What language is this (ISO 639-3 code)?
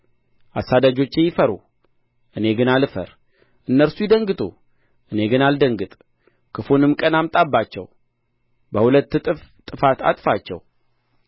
amh